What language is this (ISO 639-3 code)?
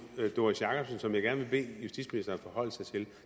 dan